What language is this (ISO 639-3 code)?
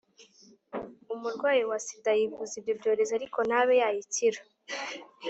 kin